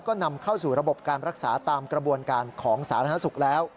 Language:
Thai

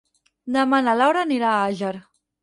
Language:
Catalan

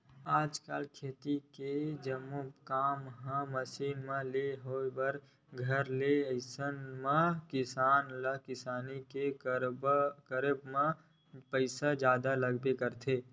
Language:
Chhattisgarhi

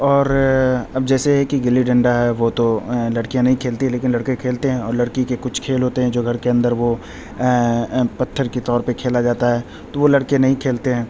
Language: Urdu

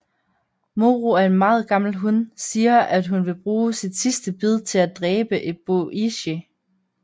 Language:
Danish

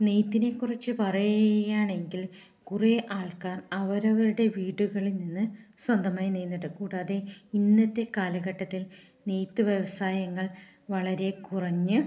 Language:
Malayalam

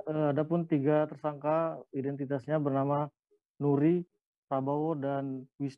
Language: Indonesian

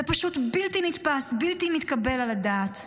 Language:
Hebrew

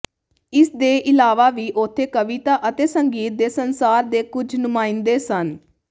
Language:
Punjabi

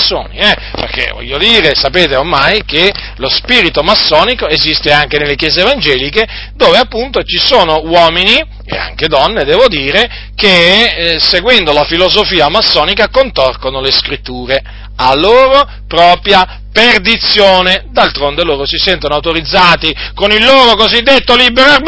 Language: Italian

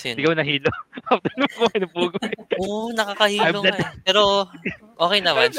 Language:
Filipino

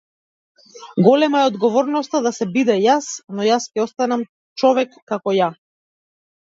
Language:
Macedonian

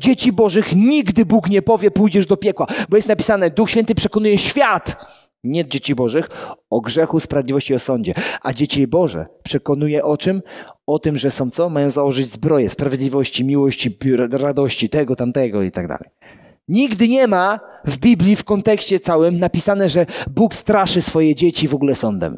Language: Polish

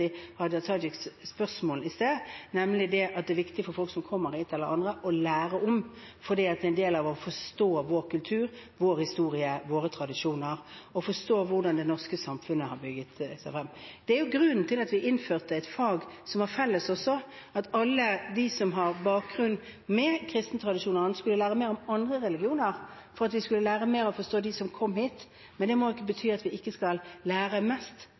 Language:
Norwegian Bokmål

